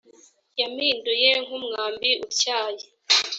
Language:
Kinyarwanda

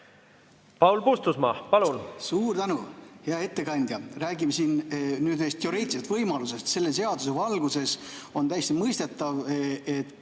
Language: Estonian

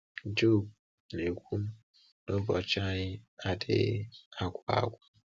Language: Igbo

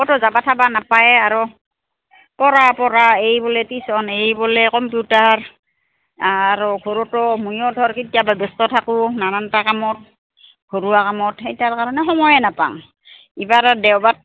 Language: Assamese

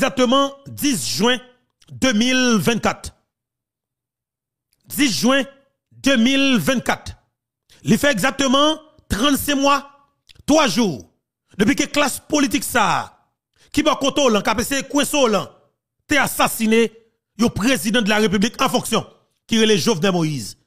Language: French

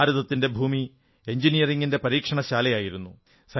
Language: Malayalam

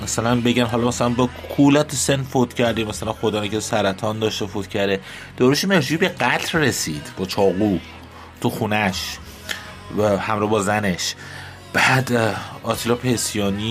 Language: Persian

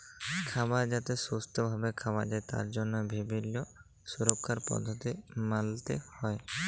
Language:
Bangla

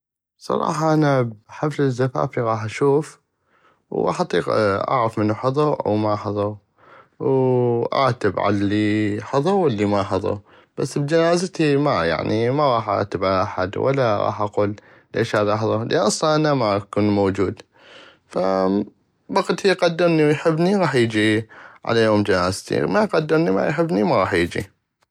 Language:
North Mesopotamian Arabic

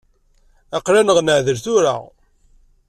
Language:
Kabyle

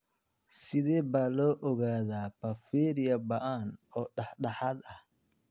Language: Somali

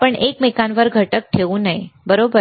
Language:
Marathi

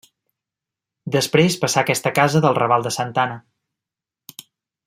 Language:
Catalan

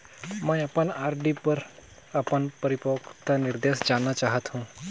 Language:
Chhattisgarhi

